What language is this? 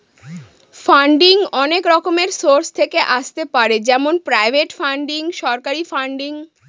Bangla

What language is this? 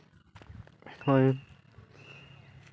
Santali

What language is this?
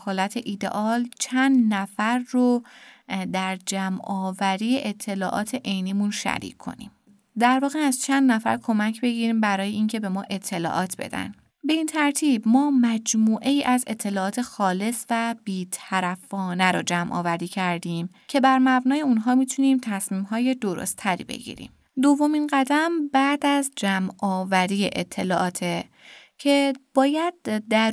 Persian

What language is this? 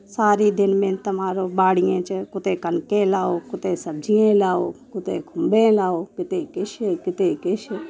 Dogri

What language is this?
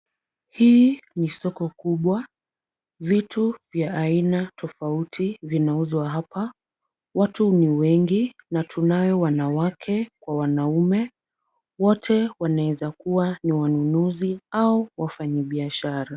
Swahili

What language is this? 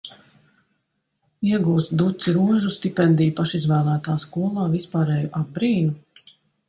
Latvian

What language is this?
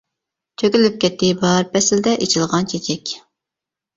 Uyghur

